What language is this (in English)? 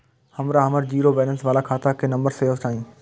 Maithili